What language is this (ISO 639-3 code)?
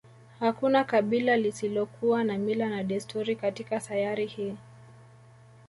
swa